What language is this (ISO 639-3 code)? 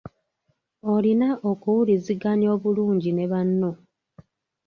lug